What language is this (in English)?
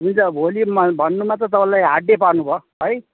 Nepali